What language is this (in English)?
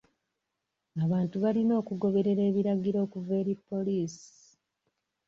Ganda